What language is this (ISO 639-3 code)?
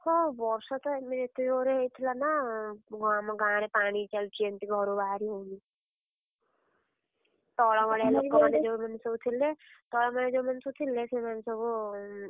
ori